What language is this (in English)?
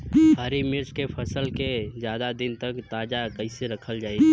Bhojpuri